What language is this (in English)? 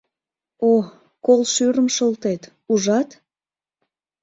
Mari